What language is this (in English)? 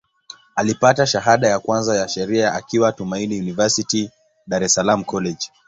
Swahili